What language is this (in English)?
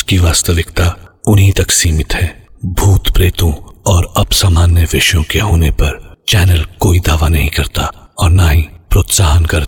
Hindi